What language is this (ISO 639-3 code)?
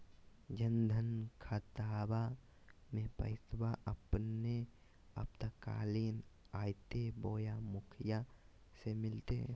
mag